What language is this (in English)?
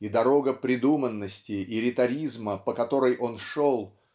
Russian